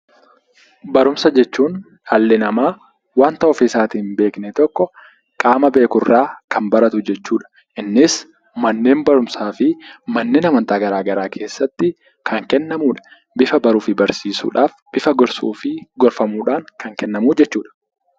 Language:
Oromo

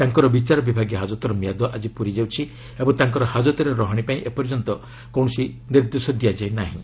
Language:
Odia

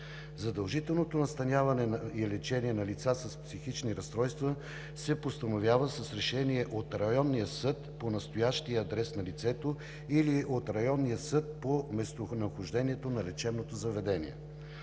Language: Bulgarian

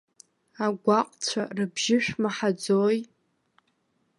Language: Abkhazian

